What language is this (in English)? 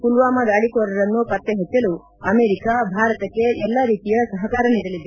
Kannada